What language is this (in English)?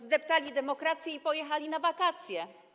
Polish